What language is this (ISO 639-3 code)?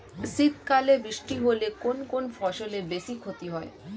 ben